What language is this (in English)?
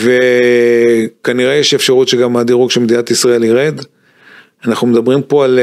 Hebrew